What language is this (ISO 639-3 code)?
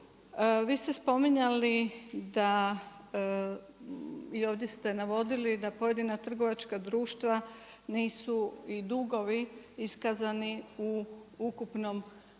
hrv